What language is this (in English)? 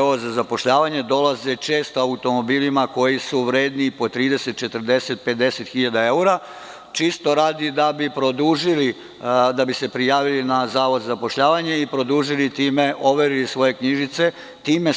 Serbian